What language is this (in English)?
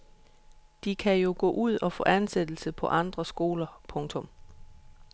Danish